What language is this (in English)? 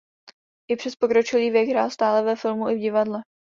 Czech